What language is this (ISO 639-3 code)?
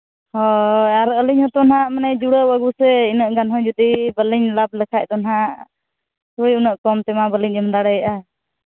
sat